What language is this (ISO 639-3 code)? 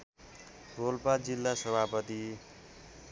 nep